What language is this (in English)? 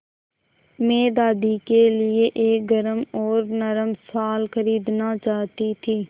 Hindi